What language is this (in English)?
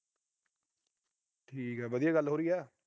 Punjabi